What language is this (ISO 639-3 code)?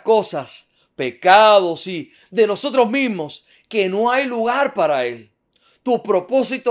spa